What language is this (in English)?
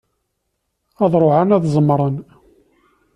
Kabyle